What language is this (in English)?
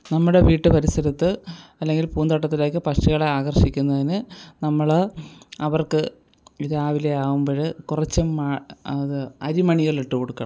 Malayalam